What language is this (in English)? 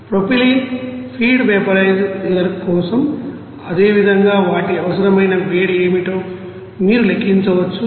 Telugu